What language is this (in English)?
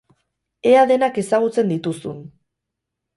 Basque